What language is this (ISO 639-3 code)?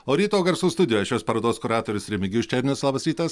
lit